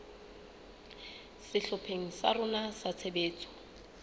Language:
Southern Sotho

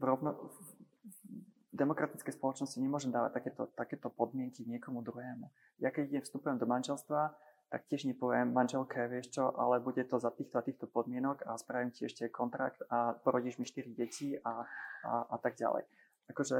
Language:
Slovak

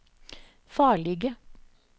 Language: Norwegian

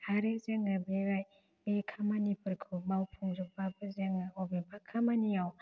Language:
Bodo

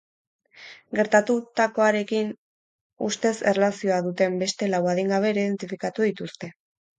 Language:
Basque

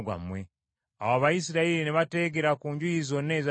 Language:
Ganda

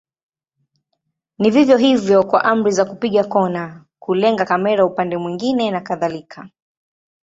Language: Swahili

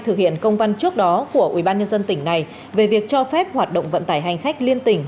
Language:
Vietnamese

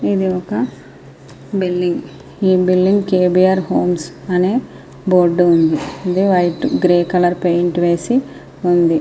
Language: Telugu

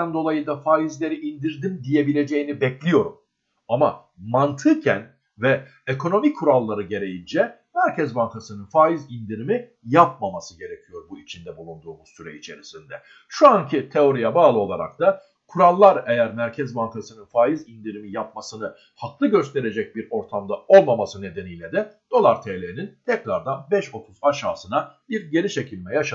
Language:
Turkish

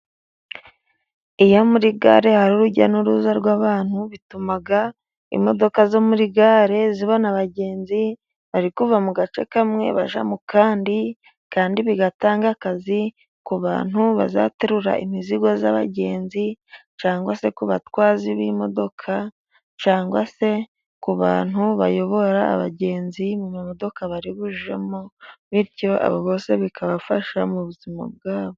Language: Kinyarwanda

